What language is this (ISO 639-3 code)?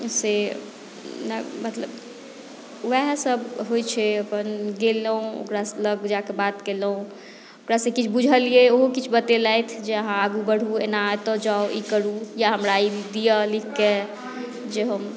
mai